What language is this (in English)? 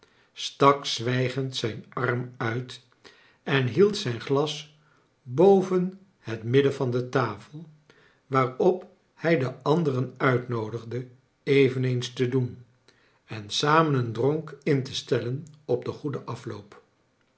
Dutch